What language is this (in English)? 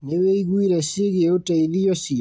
Kikuyu